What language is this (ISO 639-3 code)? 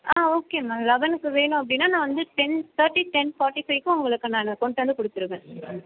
tam